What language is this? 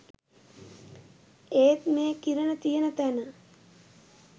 Sinhala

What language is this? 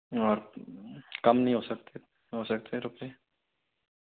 Hindi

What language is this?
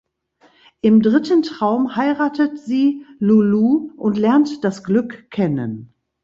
German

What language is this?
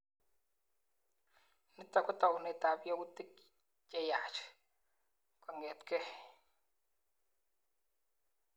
Kalenjin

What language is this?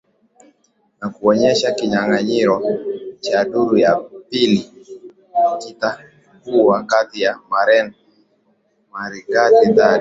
Swahili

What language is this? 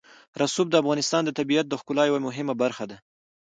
Pashto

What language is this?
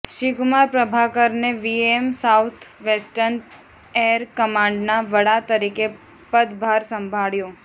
Gujarati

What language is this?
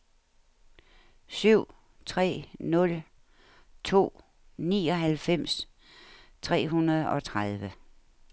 Danish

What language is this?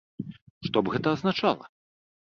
Belarusian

